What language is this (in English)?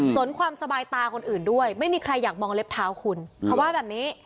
Thai